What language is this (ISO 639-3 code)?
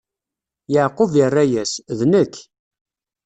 kab